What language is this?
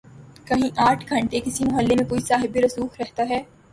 Urdu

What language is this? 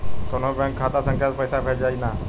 Bhojpuri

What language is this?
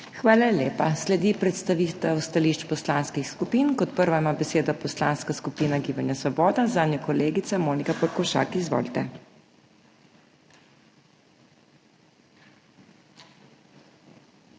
Slovenian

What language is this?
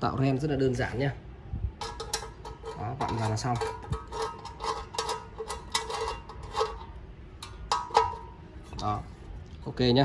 Vietnamese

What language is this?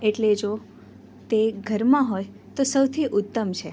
Gujarati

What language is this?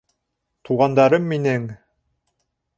Bashkir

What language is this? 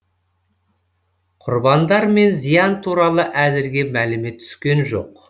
Kazakh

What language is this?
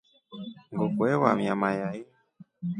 Rombo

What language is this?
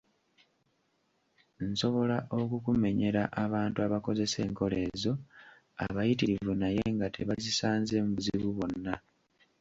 Ganda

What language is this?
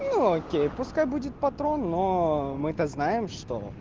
Russian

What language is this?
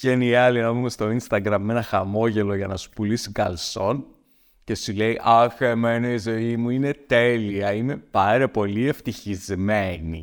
Greek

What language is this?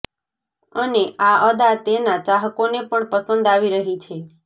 Gujarati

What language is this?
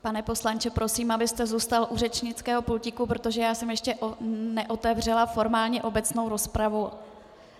Czech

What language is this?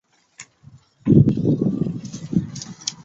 Chinese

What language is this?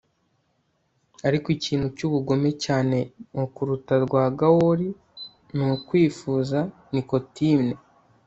Kinyarwanda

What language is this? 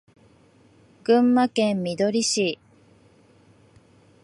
Japanese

